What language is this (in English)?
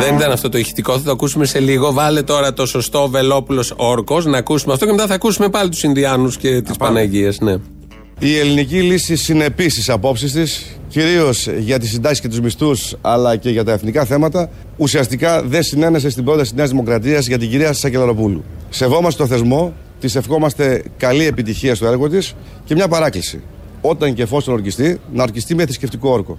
Greek